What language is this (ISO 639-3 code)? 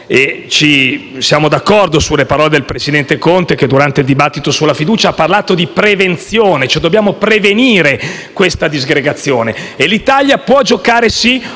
ita